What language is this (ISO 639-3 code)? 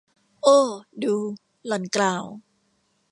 tha